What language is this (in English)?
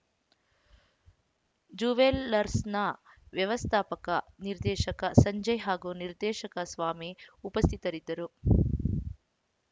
Kannada